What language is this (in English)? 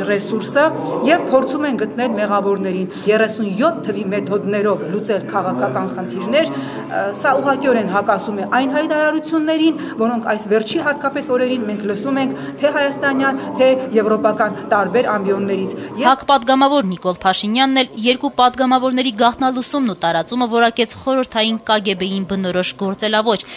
Turkish